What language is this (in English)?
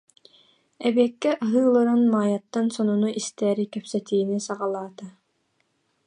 Yakut